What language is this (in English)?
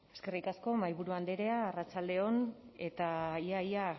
Basque